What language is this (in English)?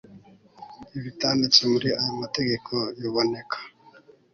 Kinyarwanda